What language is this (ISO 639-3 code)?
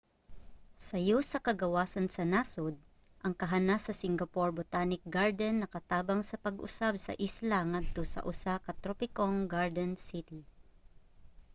ceb